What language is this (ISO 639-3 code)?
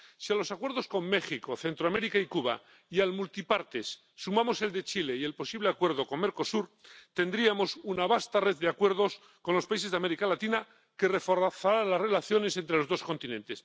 spa